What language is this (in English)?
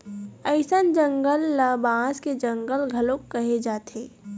Chhattisgarhi